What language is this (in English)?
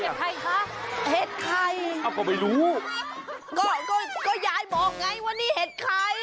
Thai